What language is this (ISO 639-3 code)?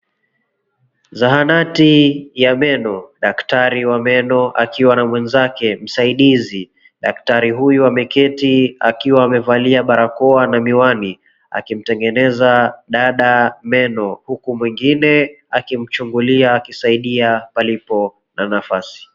swa